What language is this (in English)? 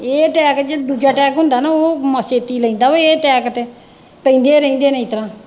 Punjabi